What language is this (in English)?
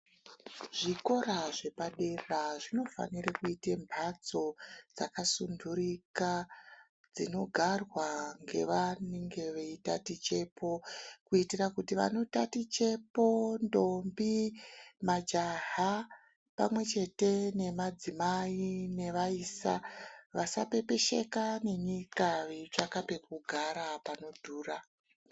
Ndau